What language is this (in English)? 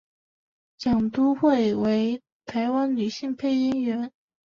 Chinese